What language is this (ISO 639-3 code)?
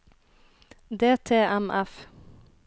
nor